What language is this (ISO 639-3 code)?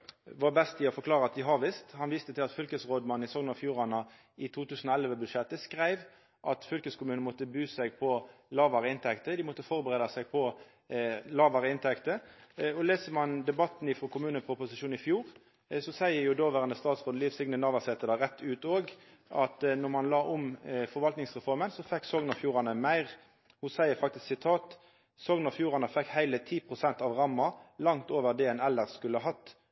nno